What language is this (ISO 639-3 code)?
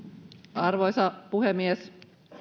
fin